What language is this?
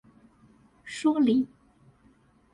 Chinese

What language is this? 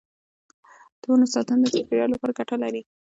Pashto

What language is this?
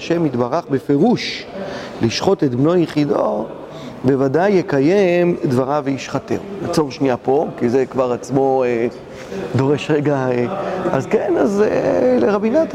Hebrew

